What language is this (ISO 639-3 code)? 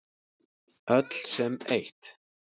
isl